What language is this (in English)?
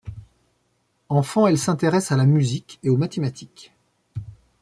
French